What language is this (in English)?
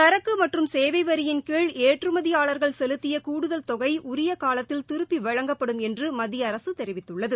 Tamil